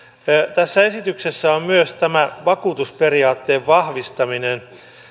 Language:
Finnish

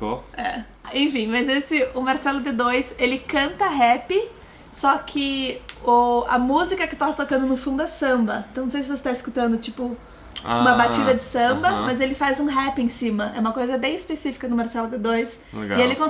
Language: Portuguese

